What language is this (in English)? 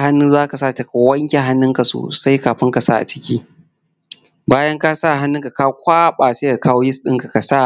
Hausa